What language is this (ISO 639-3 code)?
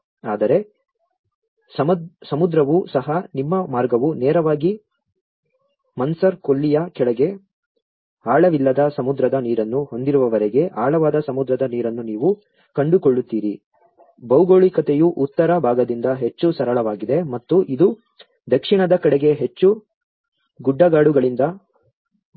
kan